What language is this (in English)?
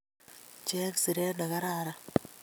Kalenjin